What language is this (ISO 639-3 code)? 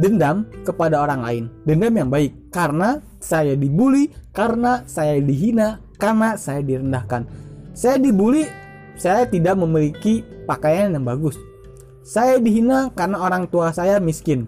ind